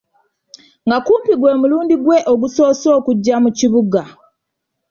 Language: Ganda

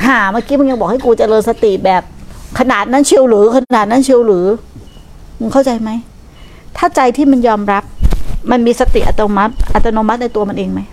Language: Thai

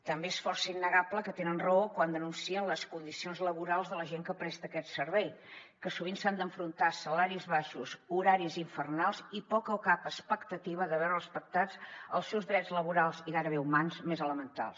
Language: Catalan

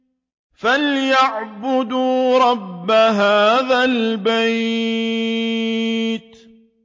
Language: Arabic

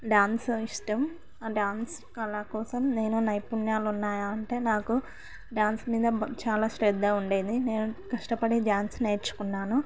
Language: Telugu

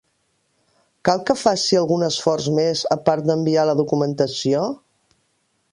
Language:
Catalan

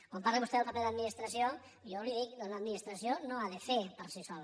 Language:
Catalan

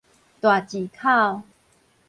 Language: Min Nan Chinese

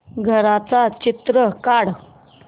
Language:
Marathi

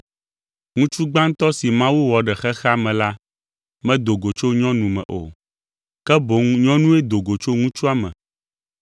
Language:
Ewe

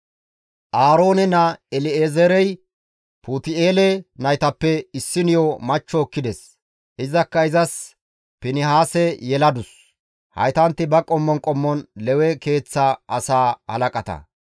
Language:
Gamo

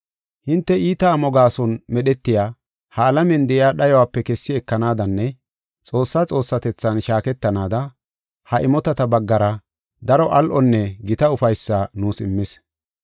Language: Gofa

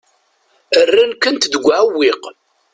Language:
Kabyle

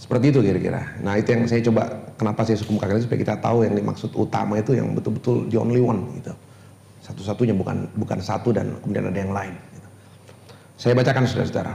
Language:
Indonesian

